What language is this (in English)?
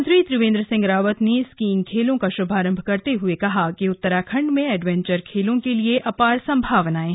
Hindi